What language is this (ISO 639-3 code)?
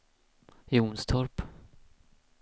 swe